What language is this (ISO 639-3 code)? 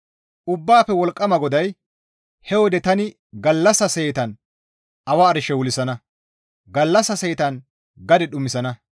gmv